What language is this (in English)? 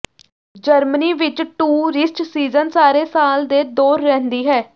Punjabi